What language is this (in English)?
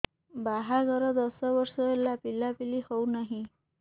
Odia